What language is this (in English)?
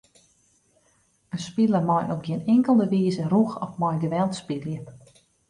Western Frisian